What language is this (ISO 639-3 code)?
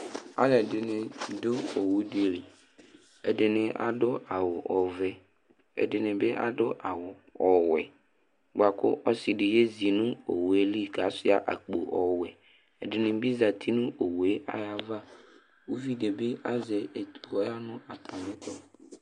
kpo